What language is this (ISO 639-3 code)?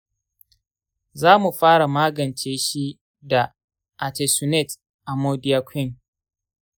hau